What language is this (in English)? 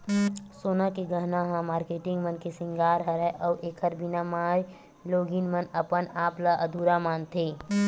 Chhattisgarhi